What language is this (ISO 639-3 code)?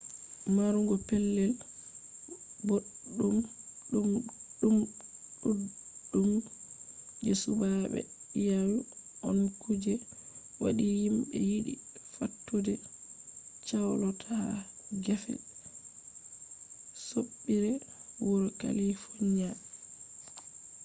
ful